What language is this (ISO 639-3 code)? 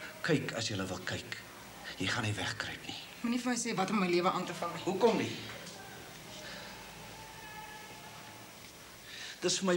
nld